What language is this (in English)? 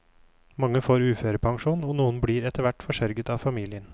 Norwegian